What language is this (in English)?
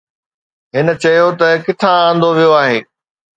Sindhi